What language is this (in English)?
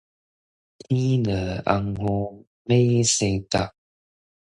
Min Nan Chinese